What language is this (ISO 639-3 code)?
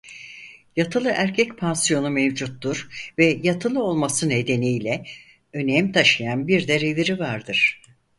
tur